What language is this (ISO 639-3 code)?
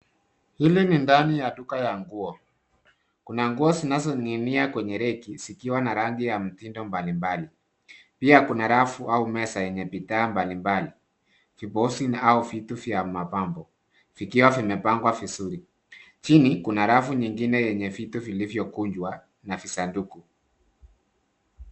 swa